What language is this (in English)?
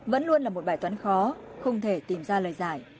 Vietnamese